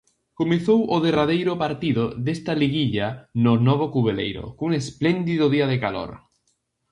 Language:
Galician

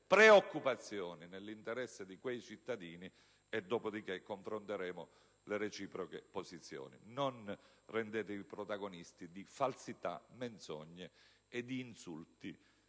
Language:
Italian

